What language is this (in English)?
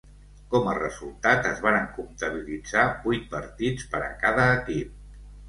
Catalan